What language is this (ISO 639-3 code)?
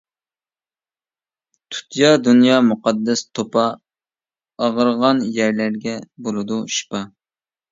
uig